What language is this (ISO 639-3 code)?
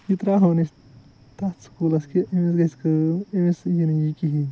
kas